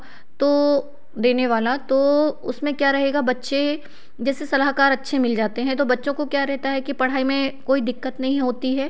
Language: Hindi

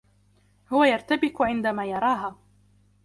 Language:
Arabic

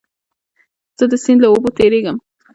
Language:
Pashto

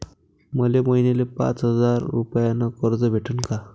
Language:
Marathi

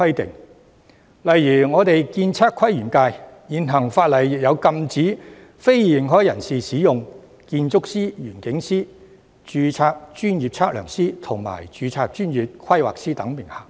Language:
Cantonese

